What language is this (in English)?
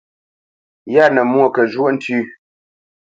Bamenyam